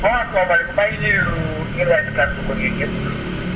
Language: Wolof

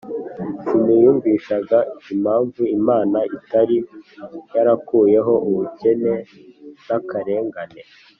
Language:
Kinyarwanda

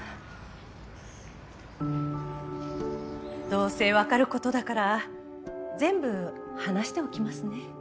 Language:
Japanese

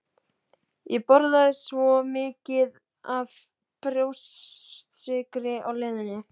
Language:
Icelandic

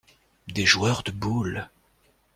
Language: French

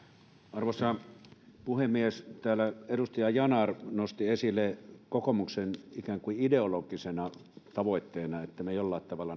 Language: Finnish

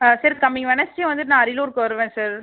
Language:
Tamil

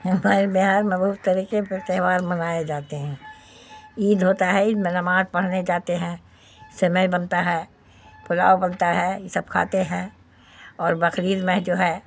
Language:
Urdu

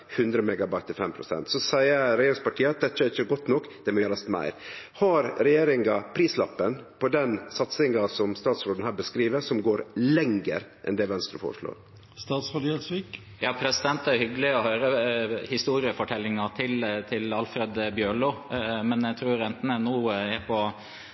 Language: Norwegian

